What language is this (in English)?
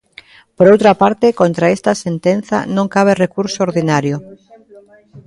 Galician